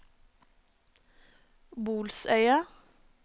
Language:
Norwegian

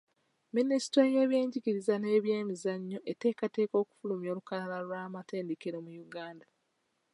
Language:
Ganda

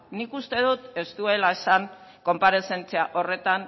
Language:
Basque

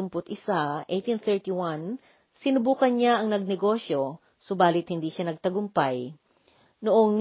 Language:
Filipino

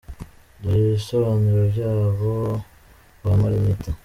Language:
Kinyarwanda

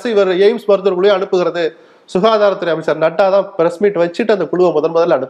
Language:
Tamil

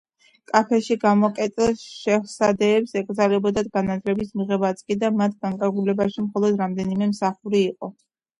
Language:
Georgian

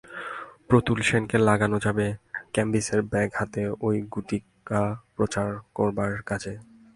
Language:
Bangla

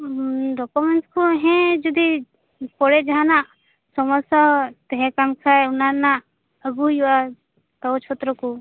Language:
Santali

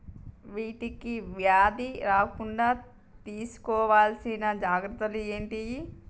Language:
Telugu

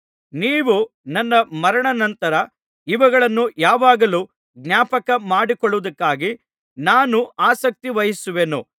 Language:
Kannada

